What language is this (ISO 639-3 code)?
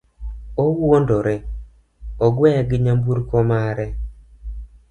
luo